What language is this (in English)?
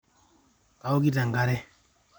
Masai